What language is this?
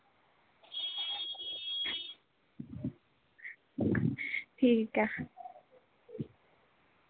Dogri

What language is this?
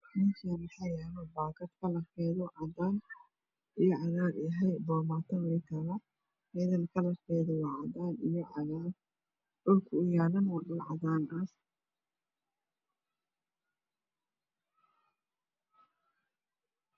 Somali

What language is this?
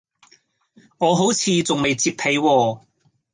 Cantonese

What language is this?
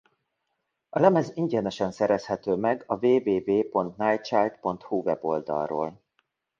Hungarian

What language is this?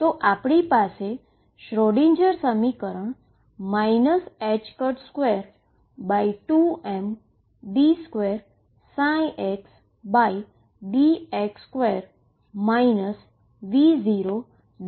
Gujarati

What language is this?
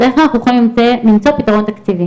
Hebrew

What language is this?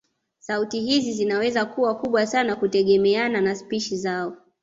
Swahili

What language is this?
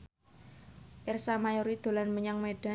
Javanese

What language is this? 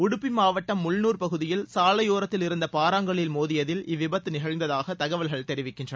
Tamil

